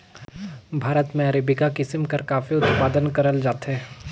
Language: Chhattisgarhi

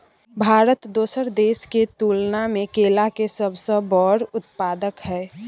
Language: Maithili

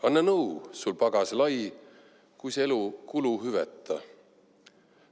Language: Estonian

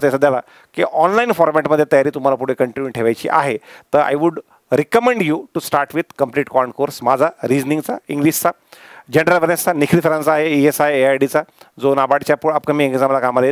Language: Marathi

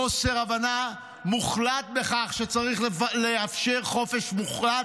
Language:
Hebrew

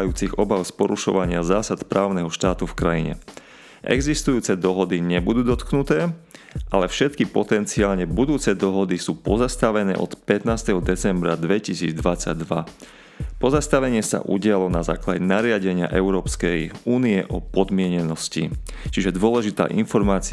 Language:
Slovak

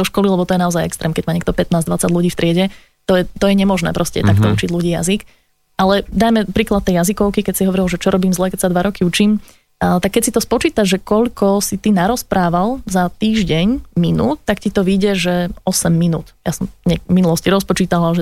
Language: Slovak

